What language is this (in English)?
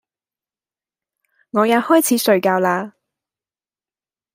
Cantonese